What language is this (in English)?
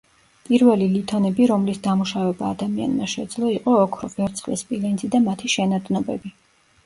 Georgian